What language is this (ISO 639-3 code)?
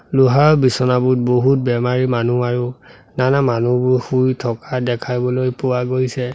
asm